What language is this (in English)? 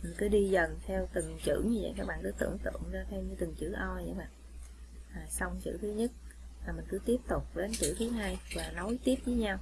Vietnamese